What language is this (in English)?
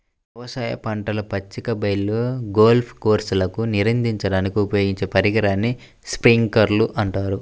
Telugu